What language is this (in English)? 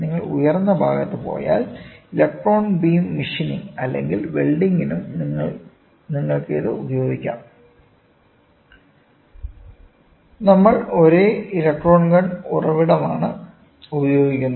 Malayalam